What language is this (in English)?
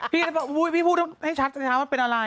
Thai